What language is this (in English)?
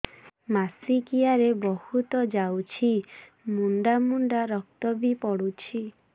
Odia